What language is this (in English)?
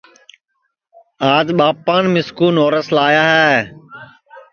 Sansi